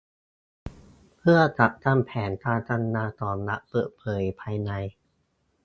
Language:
Thai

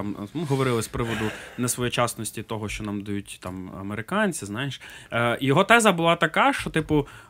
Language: Ukrainian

